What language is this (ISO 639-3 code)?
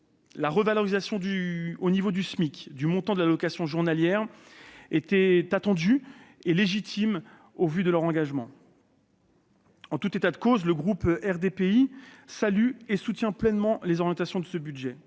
fra